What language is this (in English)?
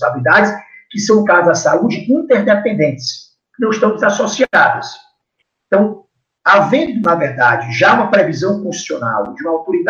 Portuguese